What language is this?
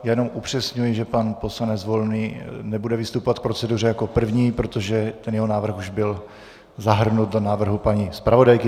Czech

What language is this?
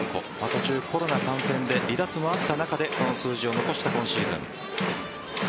Japanese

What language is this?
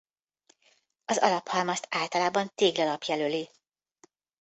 Hungarian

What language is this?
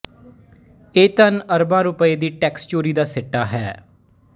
Punjabi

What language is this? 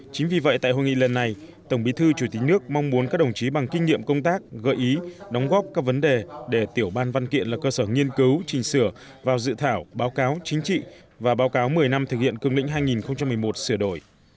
Vietnamese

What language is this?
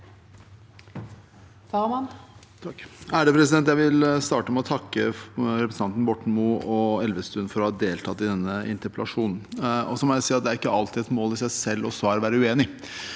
Norwegian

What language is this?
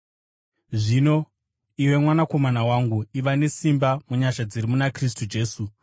Shona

